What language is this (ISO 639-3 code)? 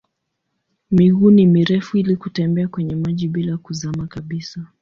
swa